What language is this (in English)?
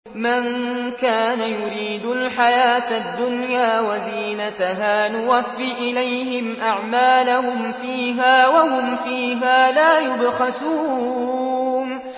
Arabic